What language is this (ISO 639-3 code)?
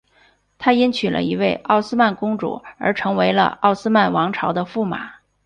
zho